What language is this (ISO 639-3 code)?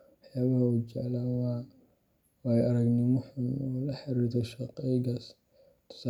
som